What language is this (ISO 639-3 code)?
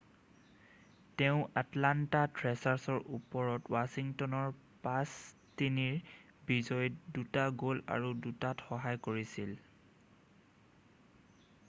asm